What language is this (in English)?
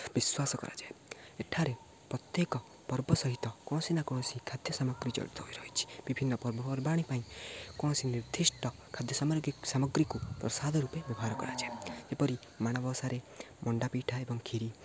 Odia